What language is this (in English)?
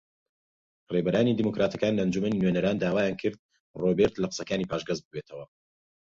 Central Kurdish